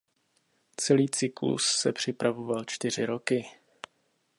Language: Czech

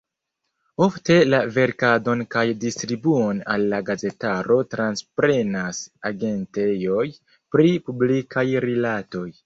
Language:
Esperanto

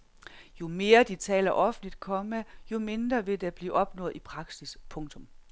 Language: Danish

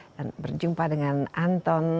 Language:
Indonesian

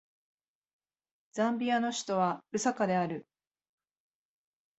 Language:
Japanese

